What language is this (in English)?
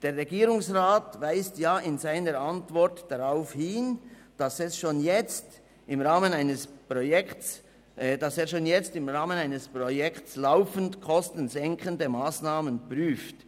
Swiss German